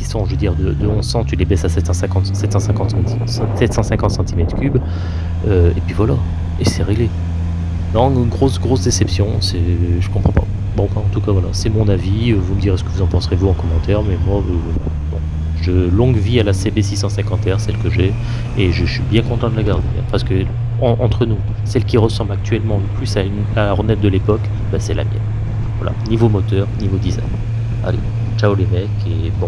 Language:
French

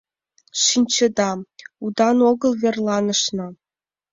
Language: Mari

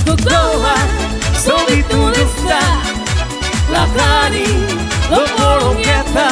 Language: Ukrainian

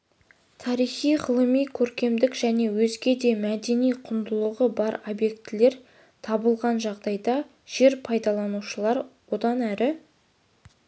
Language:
Kazakh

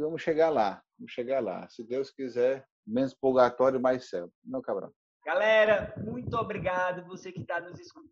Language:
Portuguese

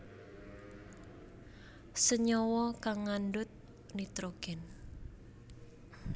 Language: Javanese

